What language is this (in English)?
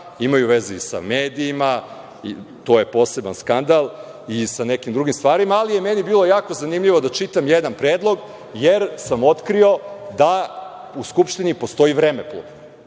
Serbian